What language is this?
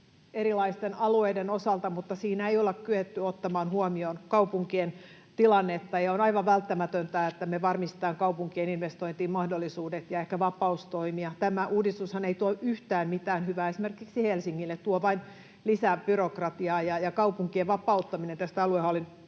Finnish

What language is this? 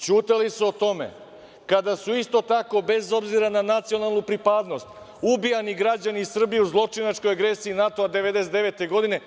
Serbian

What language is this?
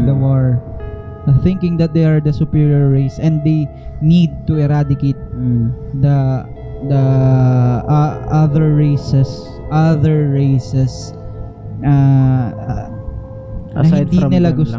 Filipino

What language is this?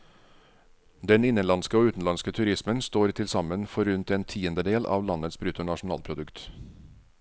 Norwegian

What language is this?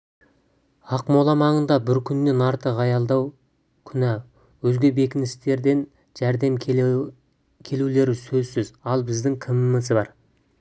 Kazakh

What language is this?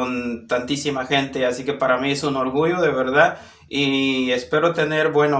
Spanish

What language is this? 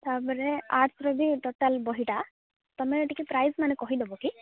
Odia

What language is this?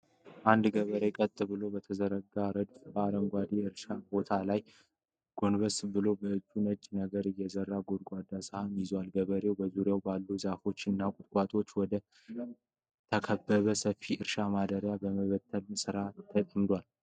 Amharic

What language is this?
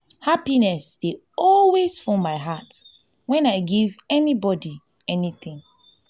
Nigerian Pidgin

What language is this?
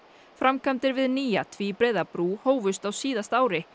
Icelandic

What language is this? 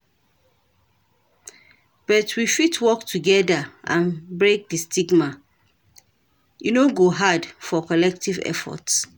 Nigerian Pidgin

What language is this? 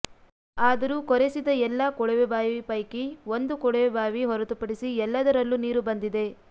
Kannada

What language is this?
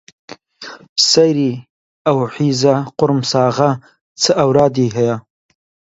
Central Kurdish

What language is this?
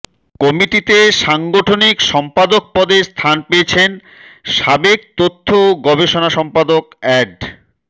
Bangla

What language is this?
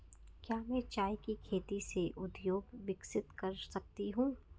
Hindi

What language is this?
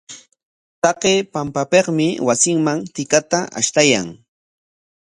Corongo Ancash Quechua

